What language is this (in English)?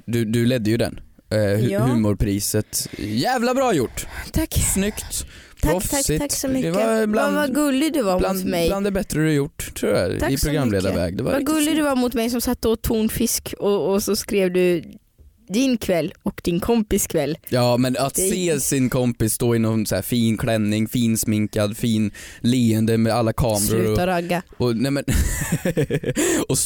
Swedish